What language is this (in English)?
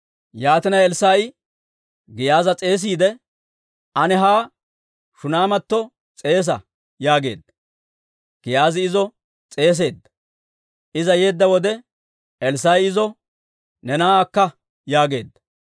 Dawro